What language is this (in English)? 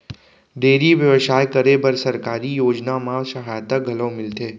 Chhattisgarhi